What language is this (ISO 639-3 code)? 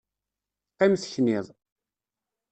kab